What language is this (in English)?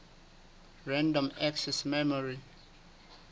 Southern Sotho